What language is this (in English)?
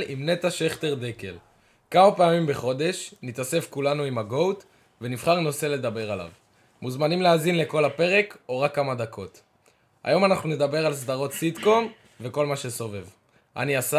Hebrew